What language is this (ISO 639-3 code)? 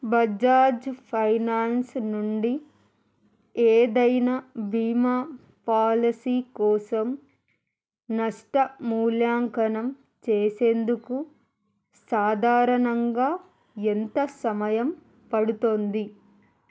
tel